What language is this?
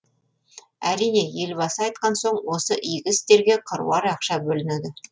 Kazakh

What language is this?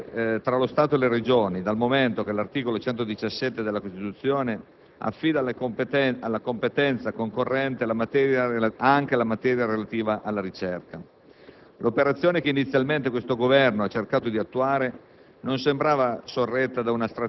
Italian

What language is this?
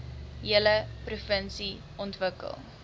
Afrikaans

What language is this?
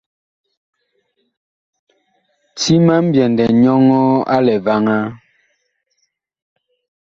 Bakoko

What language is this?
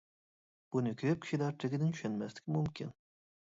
Uyghur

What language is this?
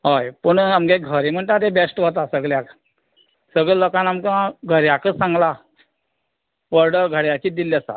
Konkani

